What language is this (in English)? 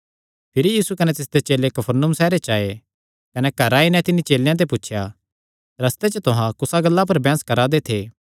Kangri